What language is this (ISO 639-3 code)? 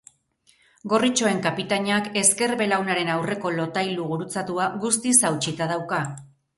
eus